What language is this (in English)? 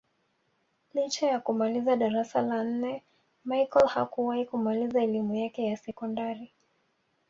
Swahili